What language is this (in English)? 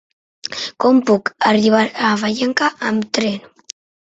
Catalan